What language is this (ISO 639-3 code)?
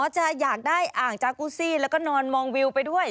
tha